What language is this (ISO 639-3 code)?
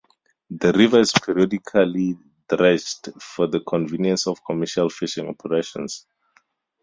eng